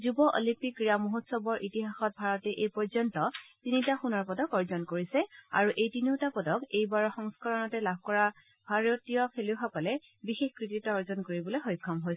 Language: Assamese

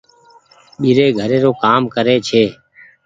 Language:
Goaria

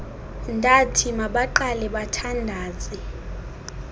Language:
Xhosa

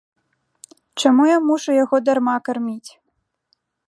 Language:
Belarusian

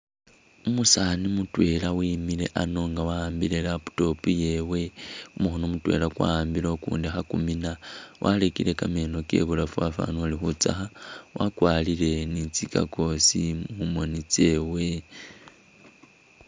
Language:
Masaaba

